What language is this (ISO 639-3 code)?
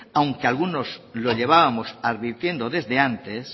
spa